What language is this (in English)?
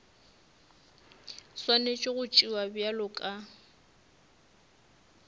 Northern Sotho